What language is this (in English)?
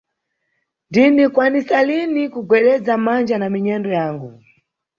Nyungwe